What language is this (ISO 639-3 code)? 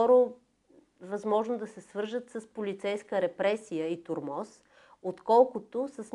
bul